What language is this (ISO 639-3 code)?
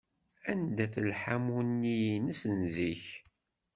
kab